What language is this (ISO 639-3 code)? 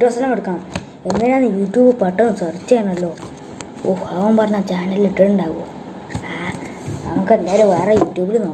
kor